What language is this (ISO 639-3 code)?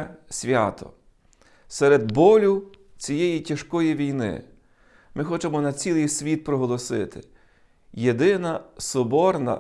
ukr